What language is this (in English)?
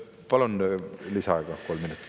Estonian